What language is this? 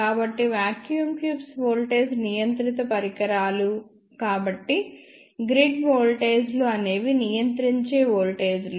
Telugu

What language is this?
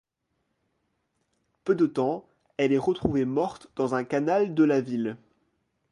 French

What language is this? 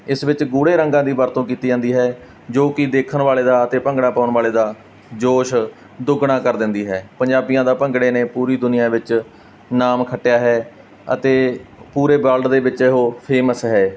Punjabi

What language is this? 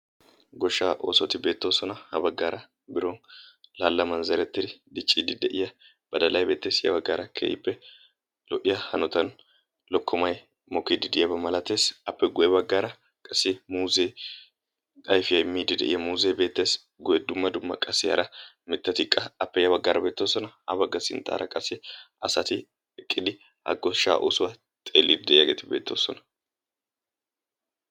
Wolaytta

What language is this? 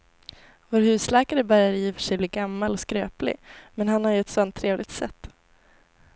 Swedish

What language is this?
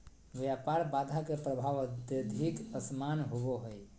Magahi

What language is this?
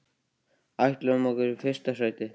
Icelandic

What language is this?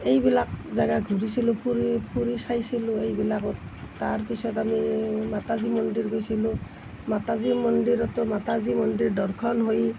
Assamese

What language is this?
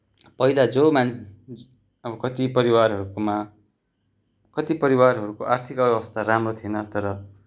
Nepali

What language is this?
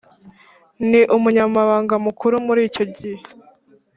Kinyarwanda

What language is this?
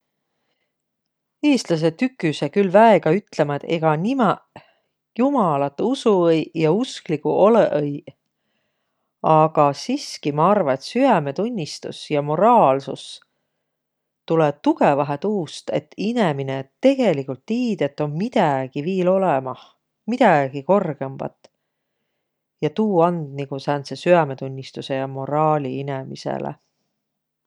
Võro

